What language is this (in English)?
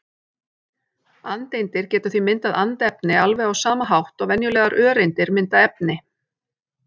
Icelandic